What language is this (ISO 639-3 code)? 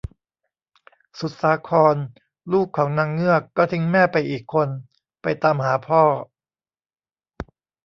tha